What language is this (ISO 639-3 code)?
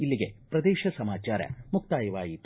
kan